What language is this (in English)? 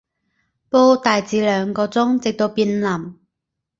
Cantonese